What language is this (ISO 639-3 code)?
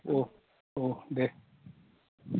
brx